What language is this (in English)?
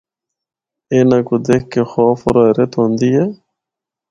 Northern Hindko